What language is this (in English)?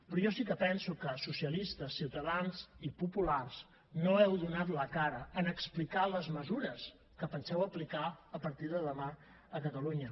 Catalan